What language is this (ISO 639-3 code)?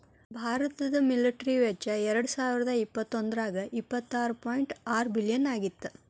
kan